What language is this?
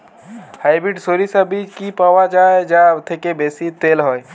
Bangla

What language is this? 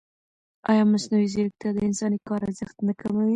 Pashto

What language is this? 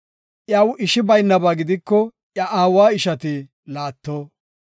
Gofa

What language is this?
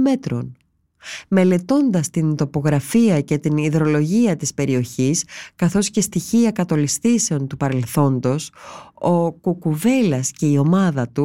Greek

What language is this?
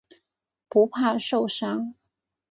Chinese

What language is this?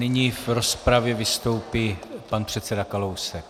Czech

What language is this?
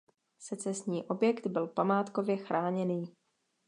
Czech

